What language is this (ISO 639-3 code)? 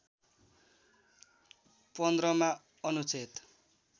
nep